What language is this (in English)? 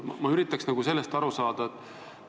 Estonian